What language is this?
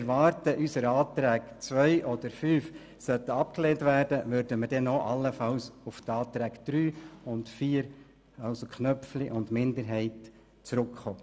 Swiss German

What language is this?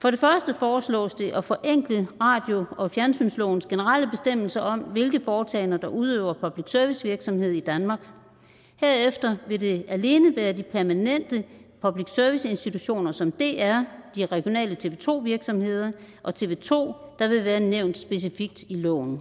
Danish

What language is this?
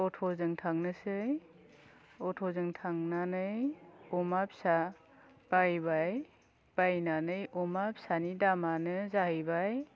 Bodo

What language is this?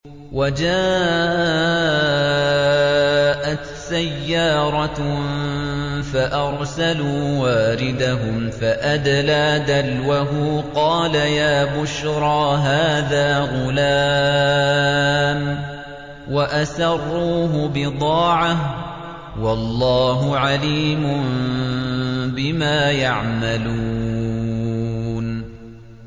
Arabic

